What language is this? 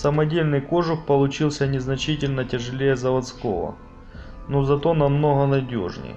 Russian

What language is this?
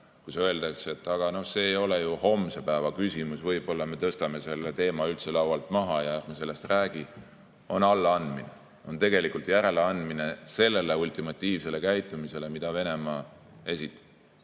Estonian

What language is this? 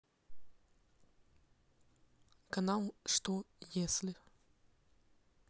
Russian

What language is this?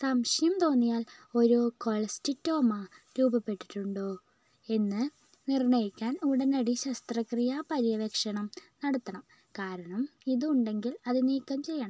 Malayalam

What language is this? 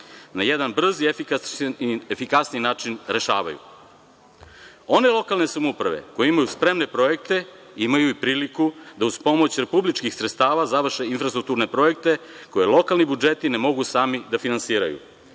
Serbian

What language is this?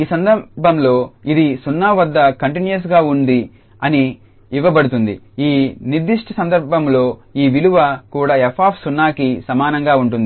Telugu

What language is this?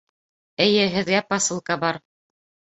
Bashkir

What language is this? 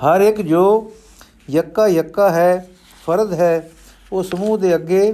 Punjabi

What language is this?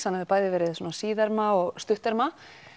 Icelandic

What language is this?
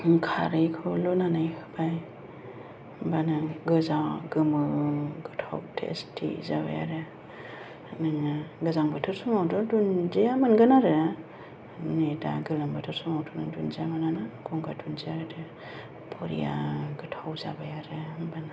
Bodo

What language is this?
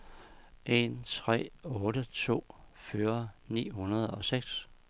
Danish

